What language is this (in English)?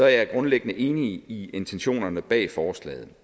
Danish